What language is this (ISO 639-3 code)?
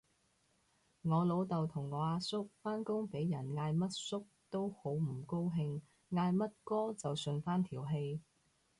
yue